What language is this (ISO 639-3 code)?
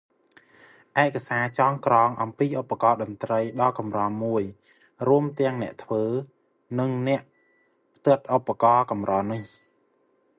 khm